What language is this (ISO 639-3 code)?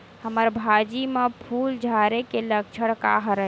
hne